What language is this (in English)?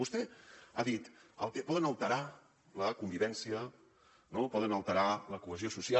Catalan